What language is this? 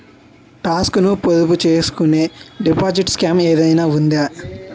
Telugu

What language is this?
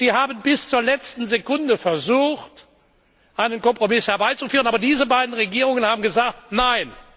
German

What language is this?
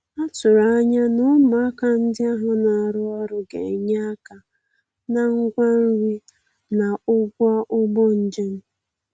Igbo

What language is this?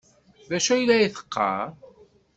Kabyle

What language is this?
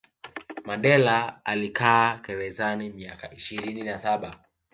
Swahili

